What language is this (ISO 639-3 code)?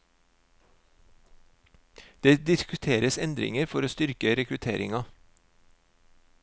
nor